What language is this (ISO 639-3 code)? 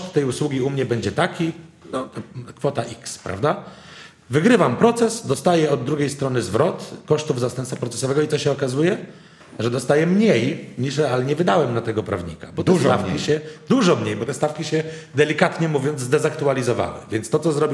pol